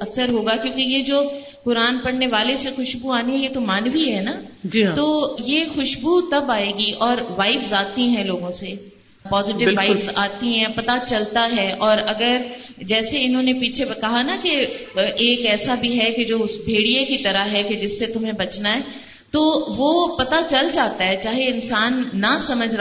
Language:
Urdu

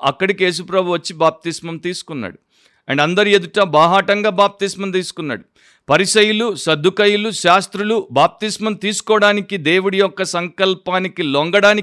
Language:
Telugu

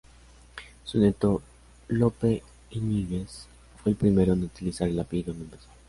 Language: Spanish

